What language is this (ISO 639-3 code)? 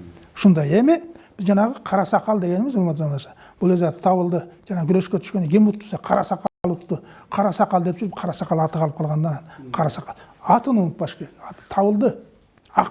tur